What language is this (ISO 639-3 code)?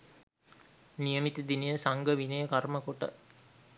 sin